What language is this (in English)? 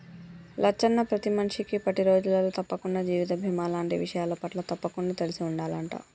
Telugu